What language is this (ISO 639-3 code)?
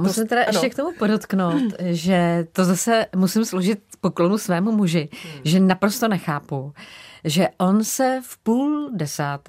ces